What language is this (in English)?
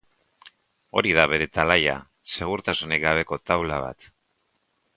Basque